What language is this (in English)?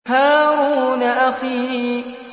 Arabic